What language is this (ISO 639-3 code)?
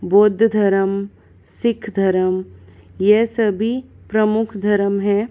hin